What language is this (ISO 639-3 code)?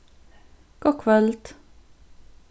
fao